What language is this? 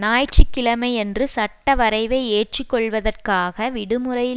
Tamil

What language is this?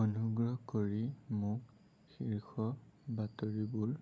Assamese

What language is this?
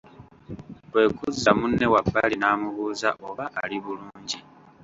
Ganda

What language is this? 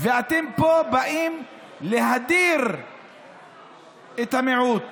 Hebrew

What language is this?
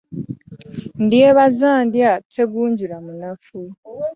Ganda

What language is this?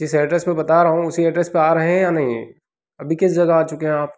Hindi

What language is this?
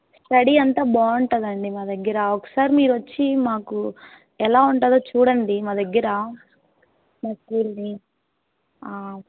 Telugu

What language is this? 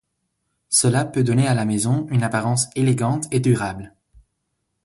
French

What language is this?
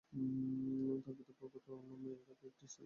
Bangla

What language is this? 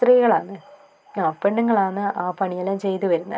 Malayalam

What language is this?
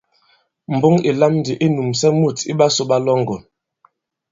Bankon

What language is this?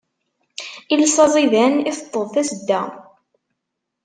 Kabyle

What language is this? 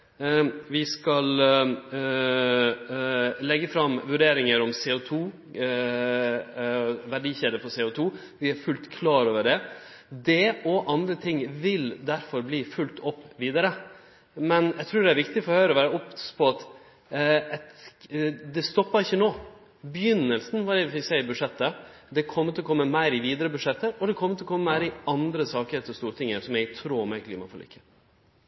Norwegian Nynorsk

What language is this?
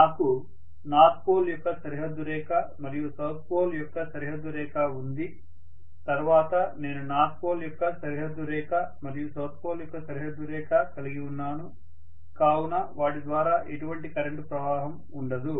Telugu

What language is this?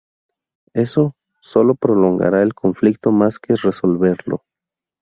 Spanish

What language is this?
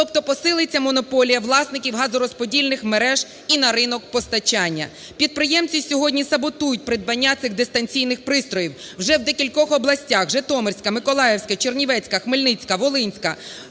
Ukrainian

